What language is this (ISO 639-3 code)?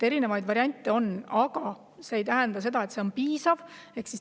est